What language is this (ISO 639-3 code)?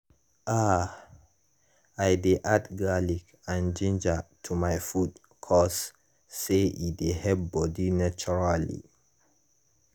pcm